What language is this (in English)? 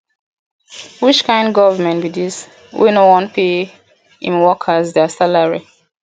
Nigerian Pidgin